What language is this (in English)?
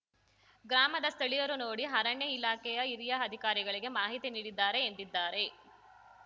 Kannada